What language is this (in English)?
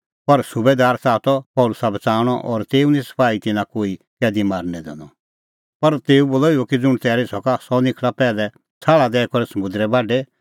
Kullu Pahari